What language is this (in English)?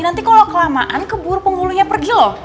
Indonesian